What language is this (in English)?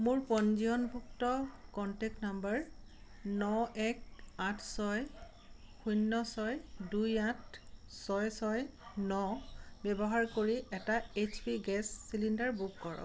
Assamese